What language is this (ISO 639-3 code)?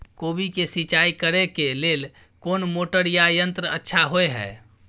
mai